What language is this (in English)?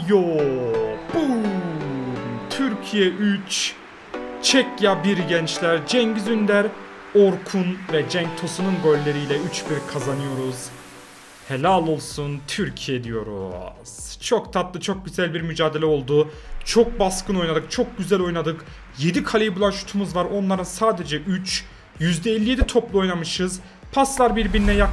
Turkish